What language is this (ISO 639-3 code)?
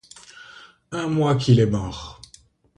fra